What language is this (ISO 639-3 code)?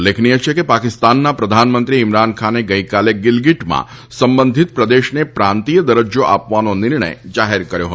guj